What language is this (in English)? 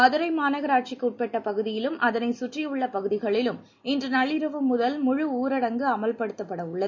Tamil